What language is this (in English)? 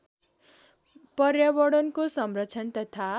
Nepali